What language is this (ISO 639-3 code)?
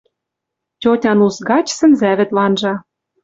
mrj